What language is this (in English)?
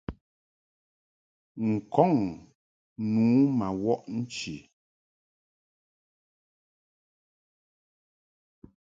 Mungaka